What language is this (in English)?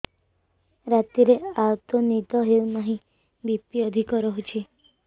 Odia